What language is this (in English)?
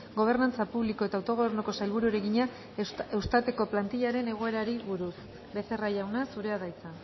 Basque